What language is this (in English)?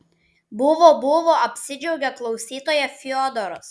Lithuanian